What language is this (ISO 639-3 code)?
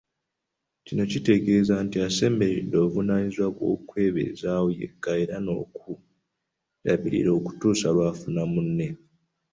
lug